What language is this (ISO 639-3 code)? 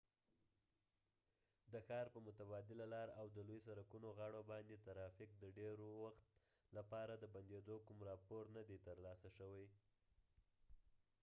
pus